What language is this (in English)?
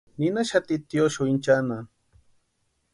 Western Highland Purepecha